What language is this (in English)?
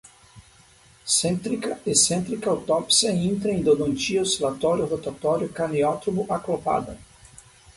Portuguese